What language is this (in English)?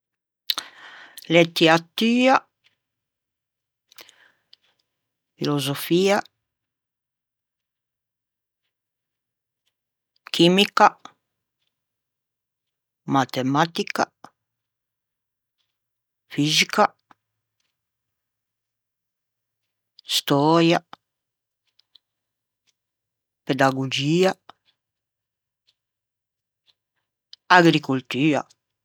Ligurian